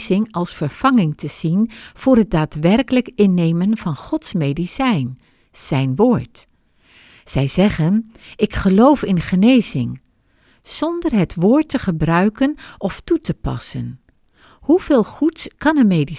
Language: Dutch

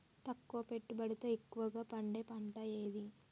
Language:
Telugu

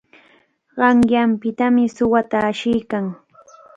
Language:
Cajatambo North Lima Quechua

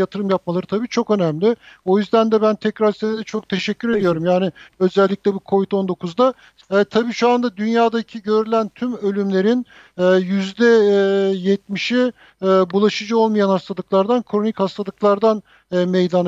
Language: Turkish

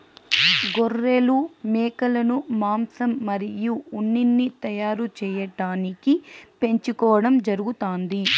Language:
Telugu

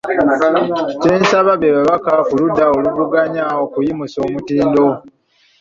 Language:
Ganda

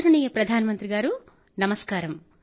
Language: Telugu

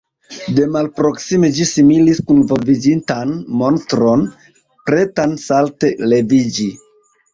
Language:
Esperanto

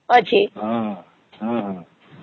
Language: Odia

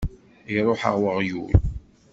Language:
Kabyle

